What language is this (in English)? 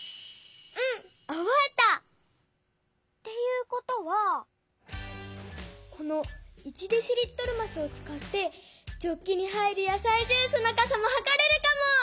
Japanese